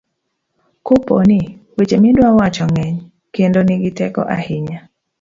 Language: Luo (Kenya and Tanzania)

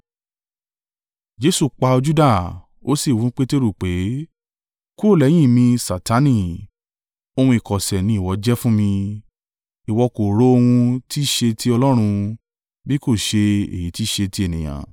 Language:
Yoruba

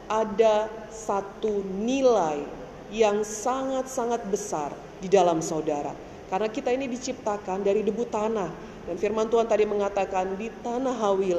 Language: Indonesian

